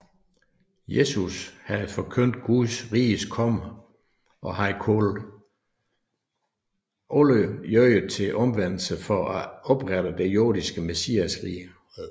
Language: Danish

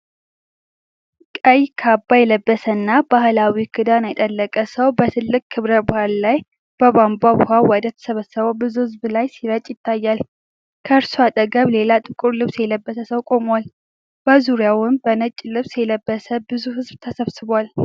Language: Amharic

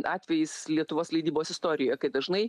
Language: Lithuanian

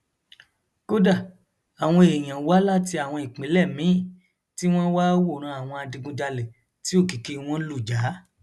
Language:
Yoruba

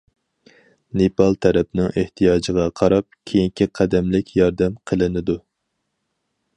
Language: Uyghur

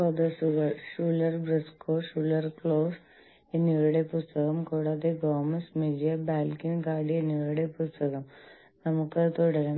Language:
Malayalam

